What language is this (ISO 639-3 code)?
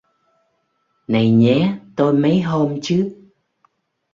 vie